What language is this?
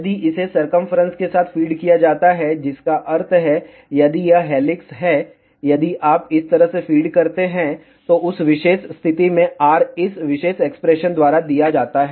Hindi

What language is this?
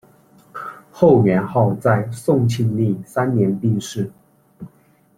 Chinese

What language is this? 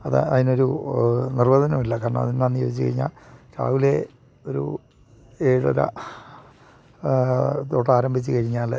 Malayalam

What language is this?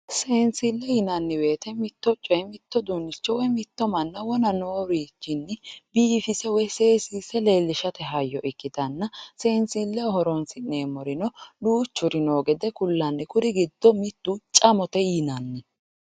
Sidamo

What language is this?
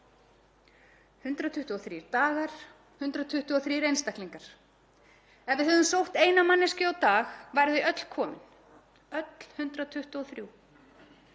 Icelandic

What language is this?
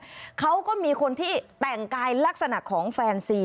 Thai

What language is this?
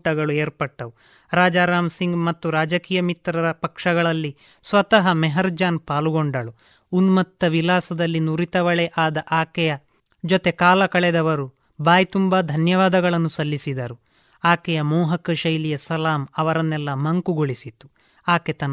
Kannada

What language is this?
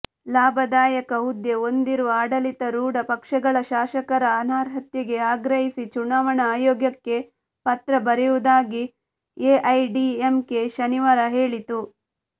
Kannada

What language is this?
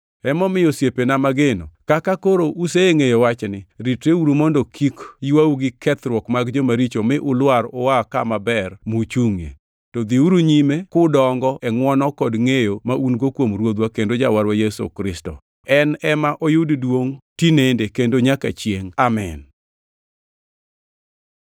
Luo (Kenya and Tanzania)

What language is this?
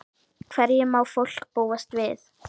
Icelandic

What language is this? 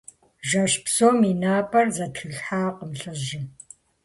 Kabardian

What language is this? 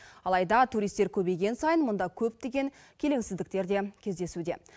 Kazakh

